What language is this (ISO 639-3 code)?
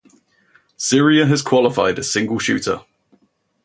eng